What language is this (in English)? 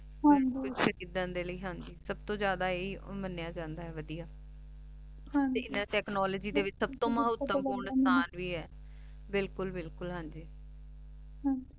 Punjabi